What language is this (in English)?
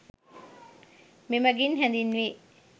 Sinhala